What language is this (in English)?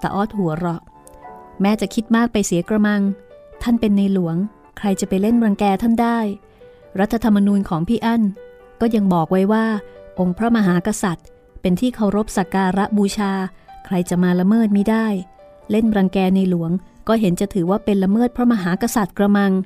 Thai